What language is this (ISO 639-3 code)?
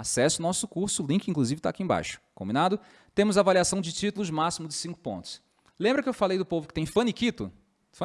por